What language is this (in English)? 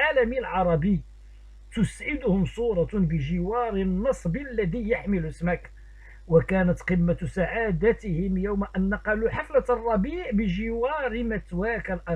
Arabic